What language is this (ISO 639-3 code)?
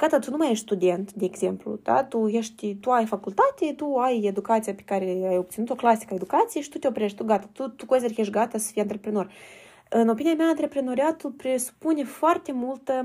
ron